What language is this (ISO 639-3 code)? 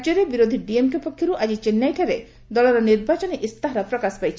ori